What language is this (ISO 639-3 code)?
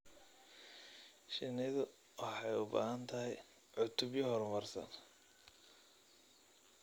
som